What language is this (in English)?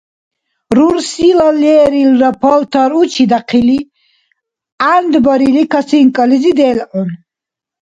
Dargwa